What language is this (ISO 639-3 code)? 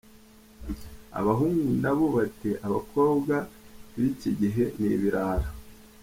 kin